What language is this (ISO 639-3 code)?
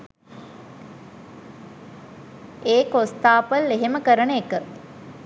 sin